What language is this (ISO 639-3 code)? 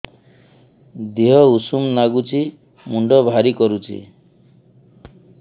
ori